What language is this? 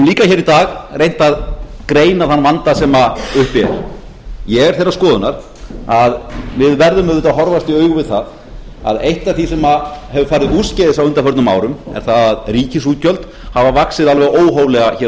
Icelandic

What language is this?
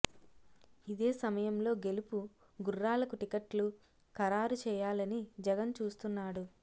Telugu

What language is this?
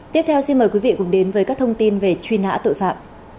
Vietnamese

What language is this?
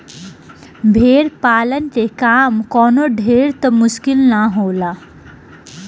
Bhojpuri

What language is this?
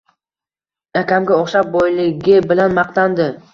Uzbek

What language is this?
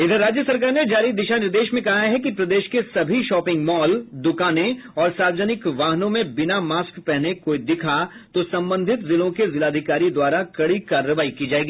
Hindi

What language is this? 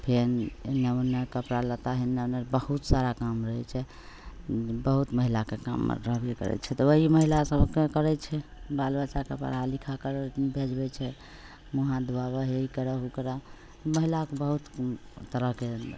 Maithili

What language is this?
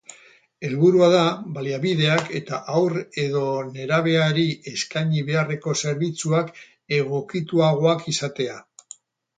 Basque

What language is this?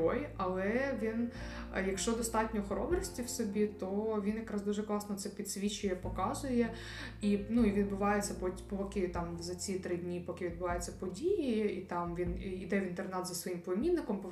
Ukrainian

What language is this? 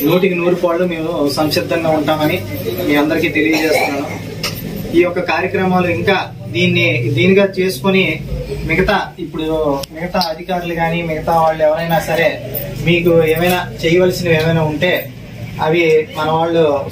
Telugu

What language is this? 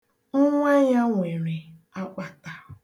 Igbo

